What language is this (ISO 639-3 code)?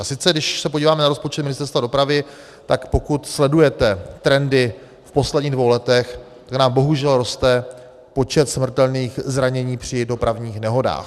ces